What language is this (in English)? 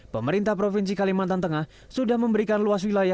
Indonesian